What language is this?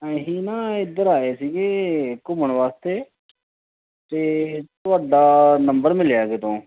Punjabi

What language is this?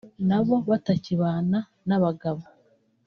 Kinyarwanda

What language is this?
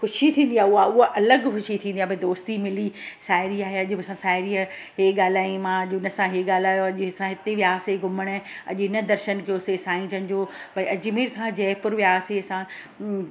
Sindhi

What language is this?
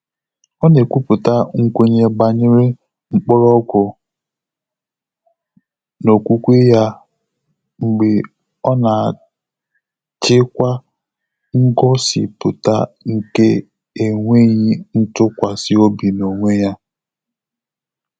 Igbo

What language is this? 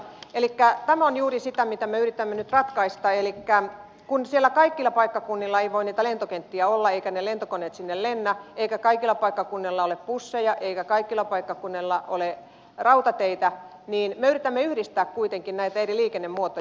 Finnish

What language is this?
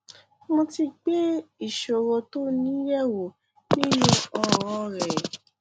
Yoruba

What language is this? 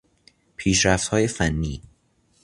Persian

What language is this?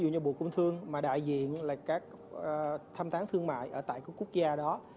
Vietnamese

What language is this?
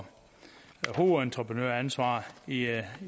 Danish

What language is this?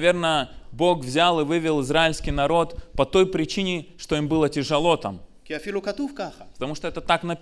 Russian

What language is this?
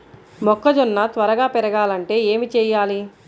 Telugu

